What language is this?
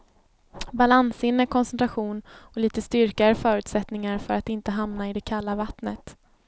Swedish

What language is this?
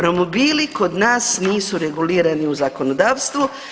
Croatian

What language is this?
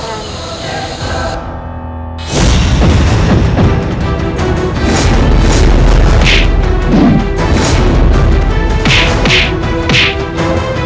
Indonesian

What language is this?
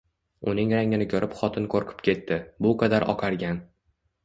Uzbek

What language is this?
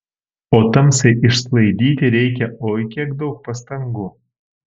Lithuanian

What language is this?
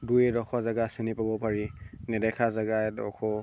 Assamese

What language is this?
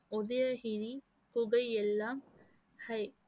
Tamil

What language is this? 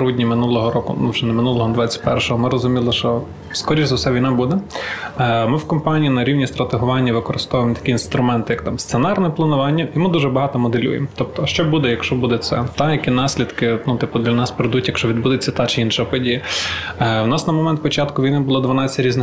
Ukrainian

